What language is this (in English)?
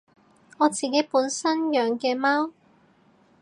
Cantonese